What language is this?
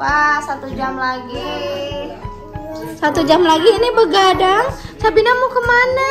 Indonesian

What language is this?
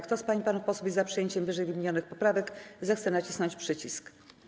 Polish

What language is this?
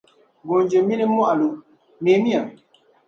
Dagbani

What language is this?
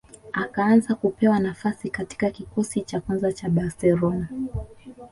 Swahili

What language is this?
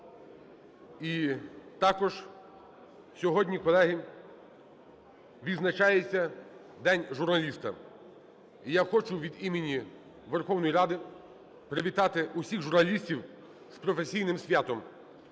Ukrainian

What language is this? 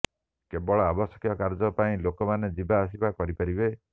Odia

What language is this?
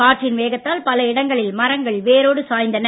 Tamil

